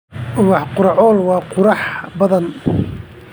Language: Somali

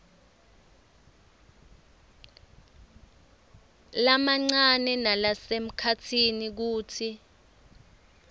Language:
Swati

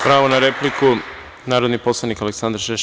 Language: Serbian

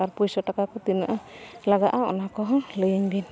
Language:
Santali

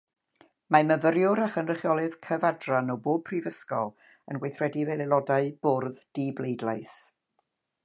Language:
Welsh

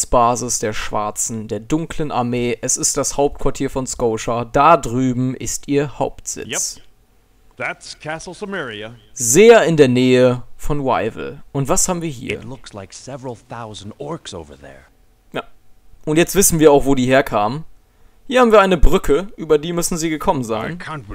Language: German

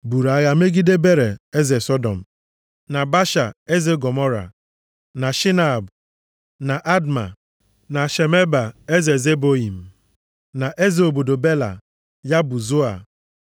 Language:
Igbo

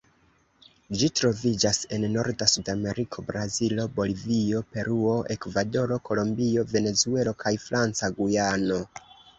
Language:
Esperanto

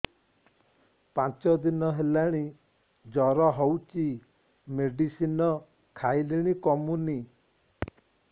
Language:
Odia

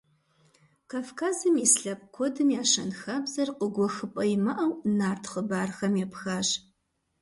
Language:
Kabardian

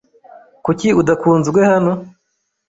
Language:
Kinyarwanda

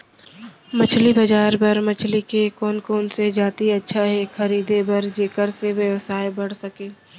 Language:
Chhattisgarhi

